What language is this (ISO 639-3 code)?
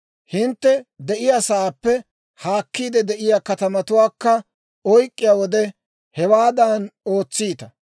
dwr